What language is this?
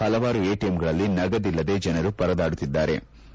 Kannada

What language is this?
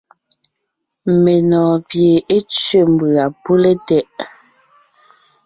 Ngiemboon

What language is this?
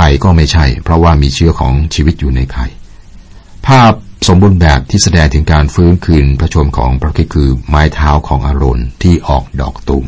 Thai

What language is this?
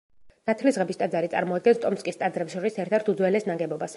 Georgian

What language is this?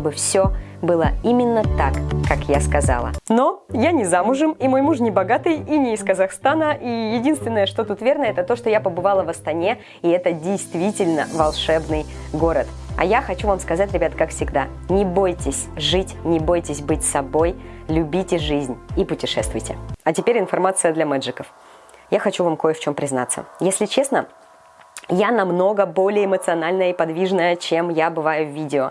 Russian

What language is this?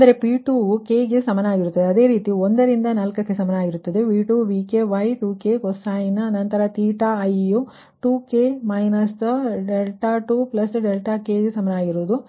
Kannada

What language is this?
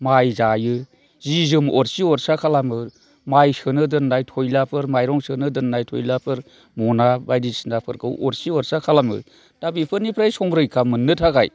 Bodo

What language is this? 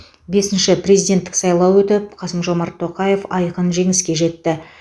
Kazakh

